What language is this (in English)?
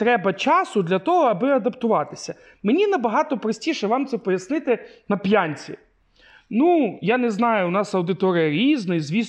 Ukrainian